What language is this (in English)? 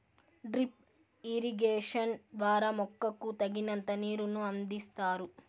Telugu